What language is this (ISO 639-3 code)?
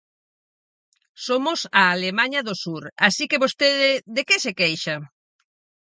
glg